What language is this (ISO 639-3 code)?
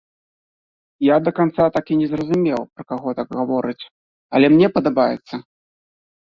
bel